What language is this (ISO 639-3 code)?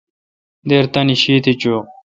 xka